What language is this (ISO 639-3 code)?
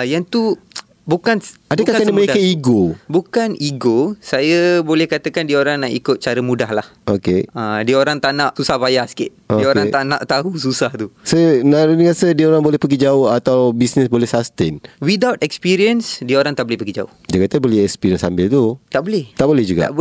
msa